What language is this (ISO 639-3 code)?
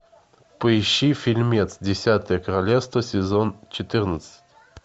rus